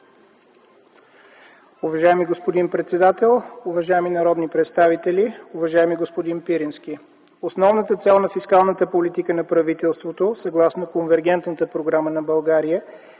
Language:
Bulgarian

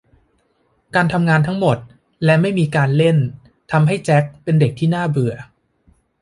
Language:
Thai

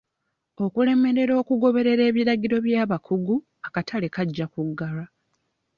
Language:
Ganda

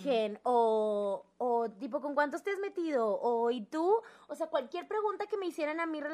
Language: Spanish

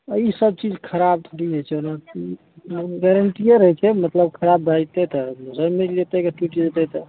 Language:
Maithili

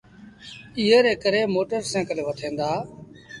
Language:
Sindhi Bhil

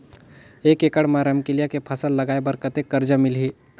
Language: Chhattisgarhi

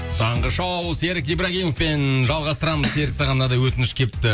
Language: Kazakh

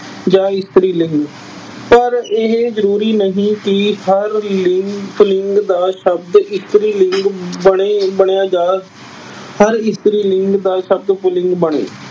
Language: Punjabi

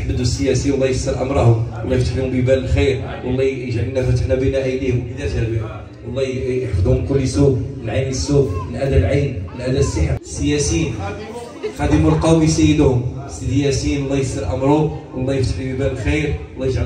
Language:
Arabic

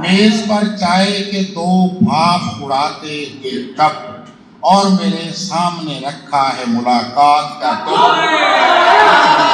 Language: Urdu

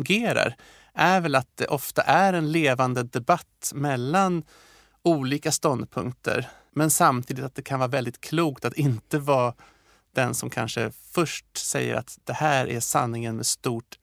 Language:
Swedish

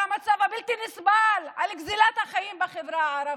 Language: Hebrew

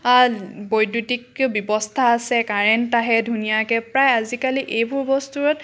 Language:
Assamese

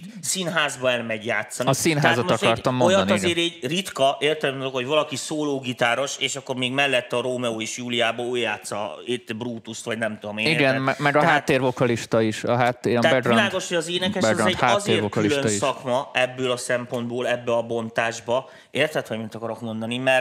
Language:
Hungarian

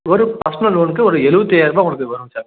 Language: Tamil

